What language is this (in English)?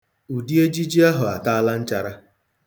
Igbo